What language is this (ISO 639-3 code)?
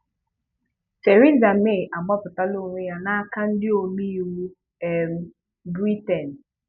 ibo